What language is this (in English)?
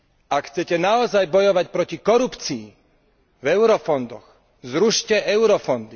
Slovak